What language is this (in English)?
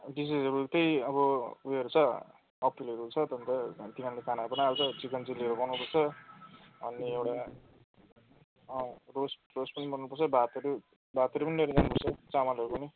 Nepali